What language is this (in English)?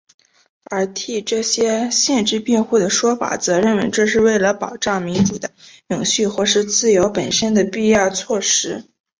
Chinese